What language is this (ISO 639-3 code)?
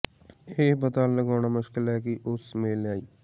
pan